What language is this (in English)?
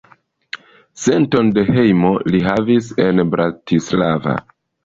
Esperanto